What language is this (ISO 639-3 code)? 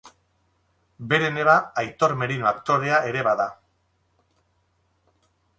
eus